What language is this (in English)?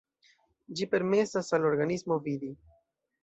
Esperanto